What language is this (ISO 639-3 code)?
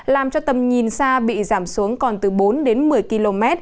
vie